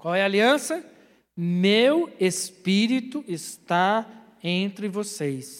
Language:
Portuguese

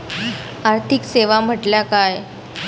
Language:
Marathi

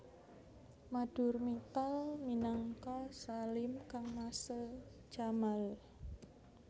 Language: Javanese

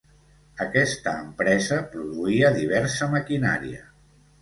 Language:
Catalan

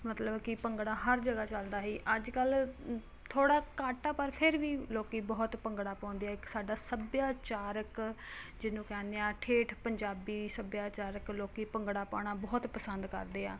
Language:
Punjabi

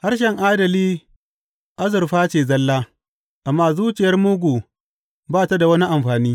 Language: Hausa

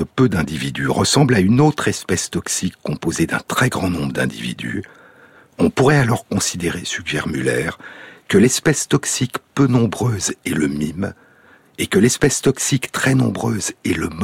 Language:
French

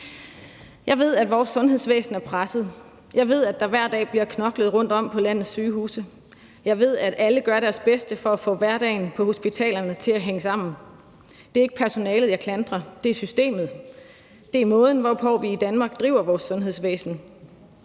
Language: Danish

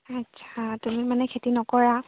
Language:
Assamese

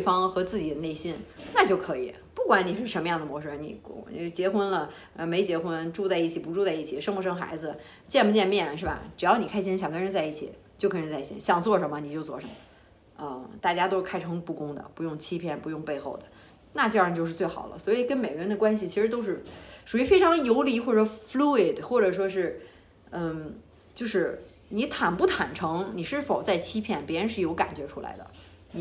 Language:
Chinese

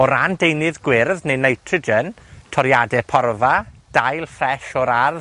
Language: Welsh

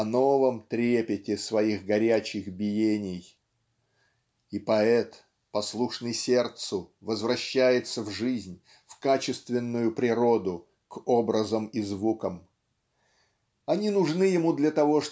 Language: Russian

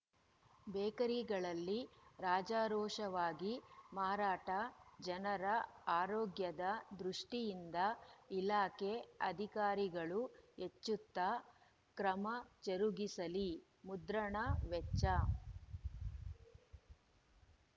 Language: Kannada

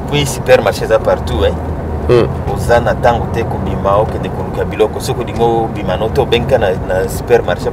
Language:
French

